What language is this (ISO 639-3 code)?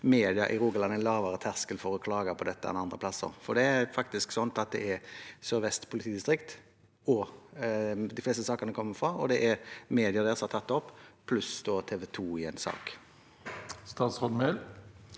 nor